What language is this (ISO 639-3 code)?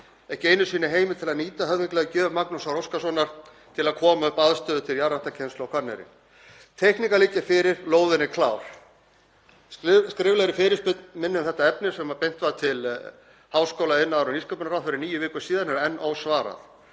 isl